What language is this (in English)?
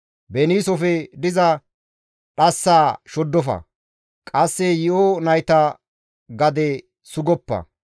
Gamo